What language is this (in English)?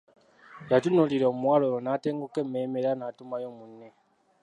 Ganda